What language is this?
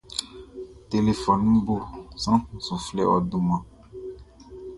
Baoulé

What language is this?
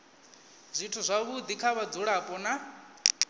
Venda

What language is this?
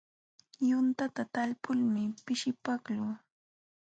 Jauja Wanca Quechua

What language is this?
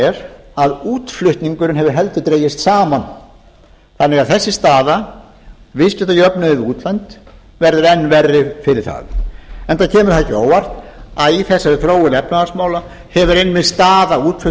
Icelandic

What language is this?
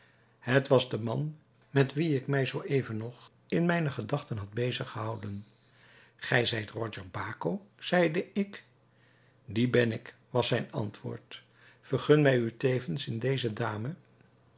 Dutch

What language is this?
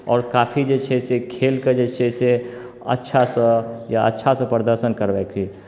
Maithili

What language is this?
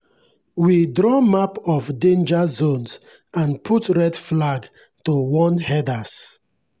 Nigerian Pidgin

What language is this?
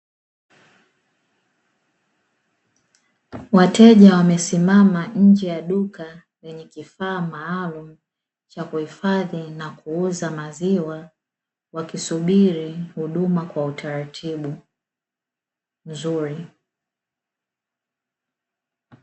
Swahili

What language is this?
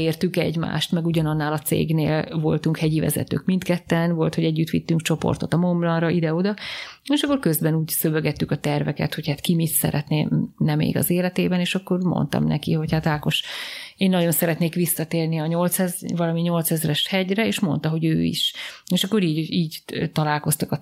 Hungarian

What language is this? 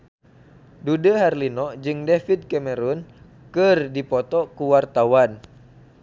Sundanese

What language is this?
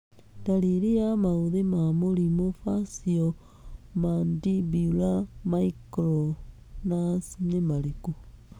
Kikuyu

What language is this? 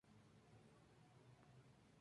Spanish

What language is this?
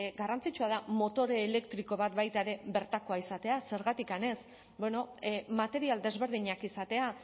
Basque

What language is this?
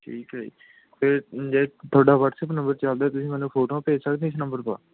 Punjabi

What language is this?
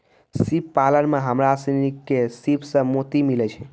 Maithili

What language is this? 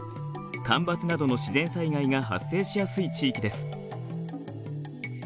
Japanese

